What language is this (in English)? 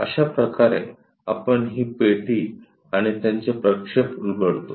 Marathi